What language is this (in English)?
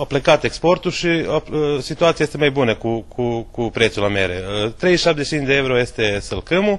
Romanian